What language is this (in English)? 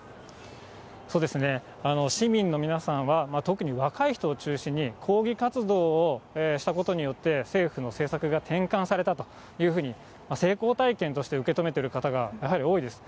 Japanese